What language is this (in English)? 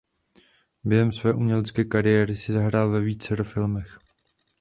Czech